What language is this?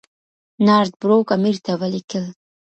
Pashto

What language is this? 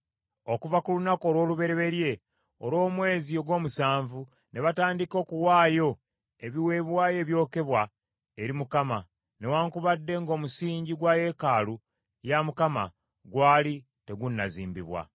Ganda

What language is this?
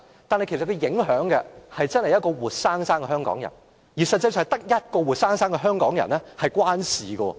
Cantonese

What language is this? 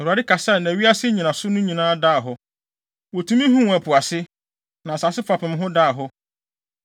Akan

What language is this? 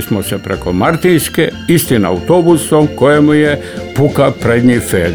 Croatian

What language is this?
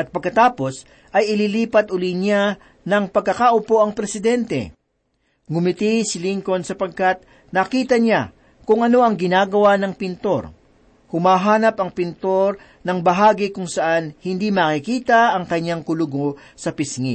Filipino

